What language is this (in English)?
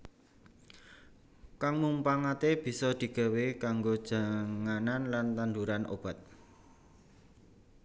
Javanese